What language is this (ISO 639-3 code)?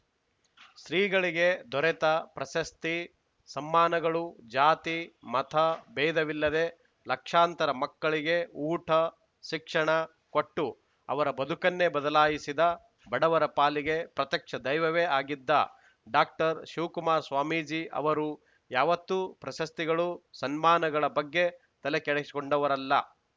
kan